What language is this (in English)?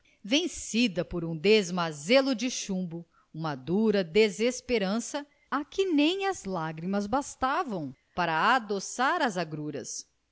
Portuguese